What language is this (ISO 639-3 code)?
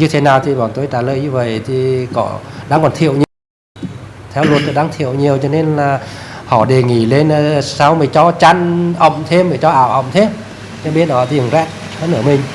vie